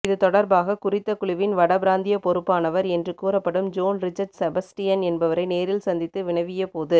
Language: Tamil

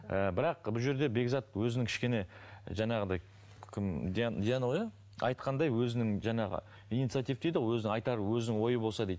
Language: Kazakh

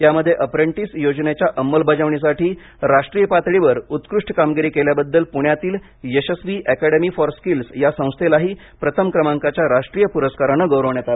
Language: Marathi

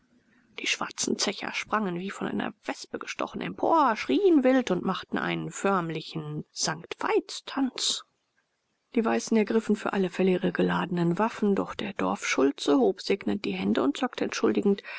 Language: German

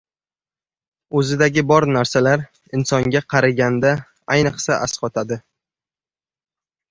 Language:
Uzbek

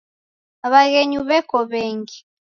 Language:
Taita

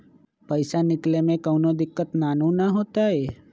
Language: Magahi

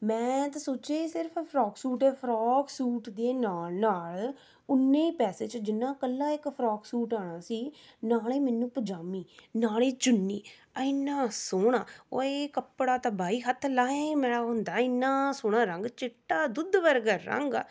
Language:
Punjabi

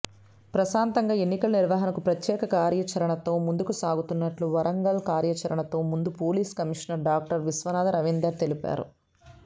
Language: Telugu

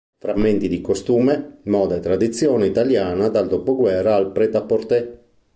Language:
Italian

